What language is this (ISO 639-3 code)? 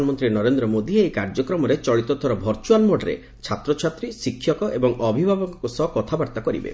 ori